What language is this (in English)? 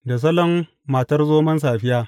Hausa